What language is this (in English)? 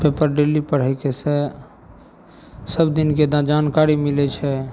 Maithili